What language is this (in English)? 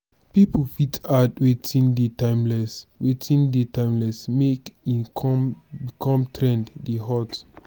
Nigerian Pidgin